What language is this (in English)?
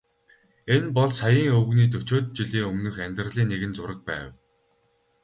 Mongolian